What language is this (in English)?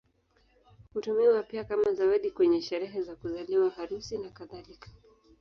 Swahili